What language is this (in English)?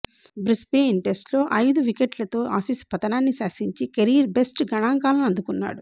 Telugu